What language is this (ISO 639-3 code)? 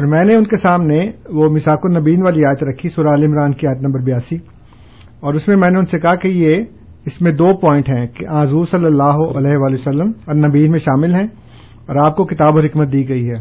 urd